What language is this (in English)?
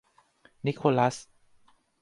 Thai